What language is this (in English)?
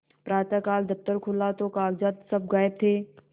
Hindi